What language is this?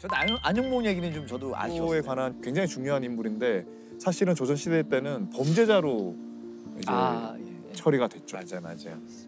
Korean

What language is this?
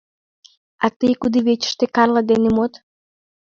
Mari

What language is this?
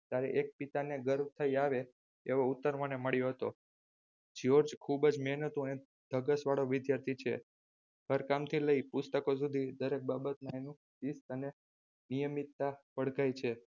Gujarati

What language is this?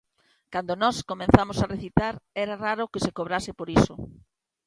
Galician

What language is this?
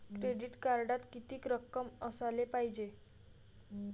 Marathi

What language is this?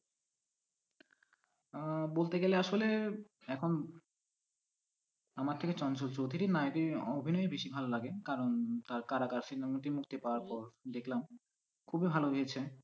Bangla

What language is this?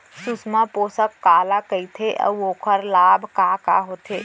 Chhattisgarhi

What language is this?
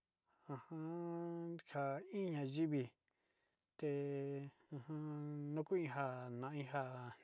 Sinicahua Mixtec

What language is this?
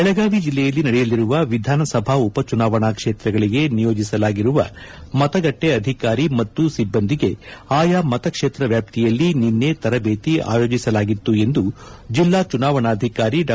Kannada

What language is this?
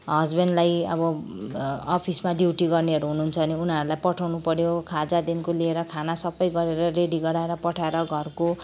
Nepali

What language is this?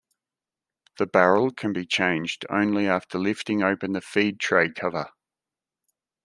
English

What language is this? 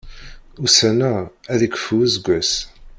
Kabyle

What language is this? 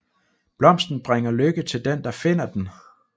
Danish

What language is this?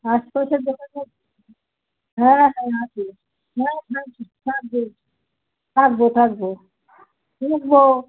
Bangla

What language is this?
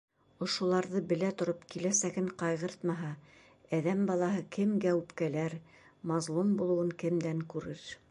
Bashkir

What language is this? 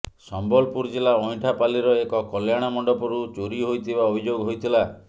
Odia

